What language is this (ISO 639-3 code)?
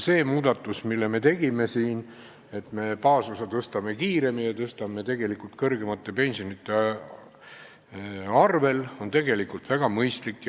est